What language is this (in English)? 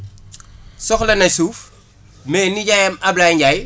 Wolof